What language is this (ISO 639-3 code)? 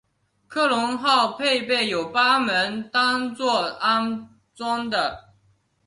zho